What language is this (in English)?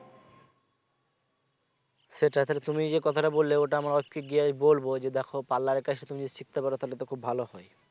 Bangla